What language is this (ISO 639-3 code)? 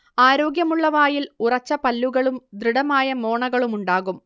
mal